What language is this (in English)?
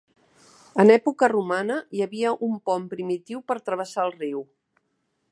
Catalan